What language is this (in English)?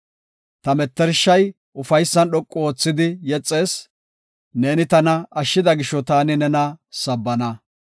Gofa